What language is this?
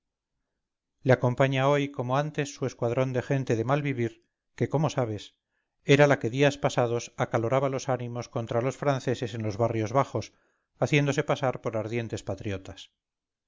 Spanish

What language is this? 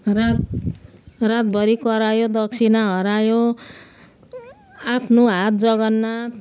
Nepali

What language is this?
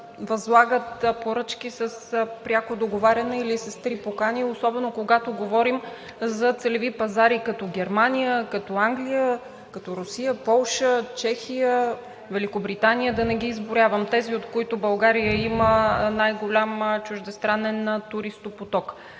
Bulgarian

